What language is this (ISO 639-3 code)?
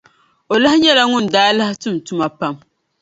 dag